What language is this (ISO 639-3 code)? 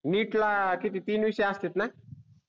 mar